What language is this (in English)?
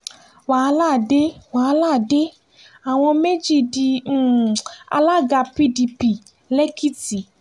Yoruba